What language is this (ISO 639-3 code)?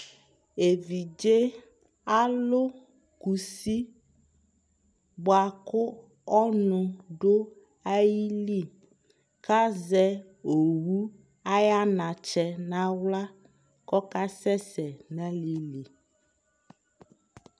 kpo